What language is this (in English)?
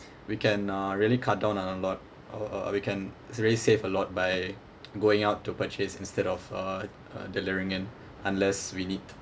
English